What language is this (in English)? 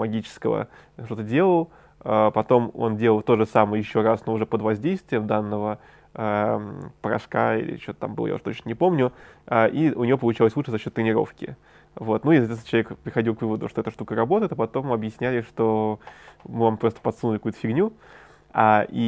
Russian